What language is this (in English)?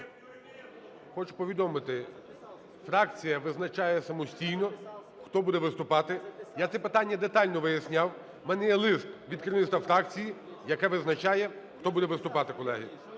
Ukrainian